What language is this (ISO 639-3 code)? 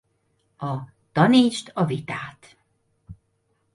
hun